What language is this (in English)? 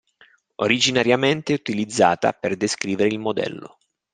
Italian